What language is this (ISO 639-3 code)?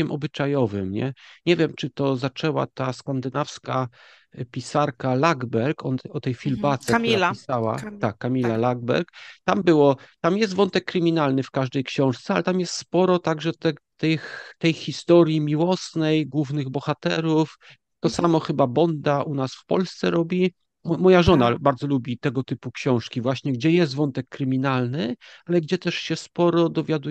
pol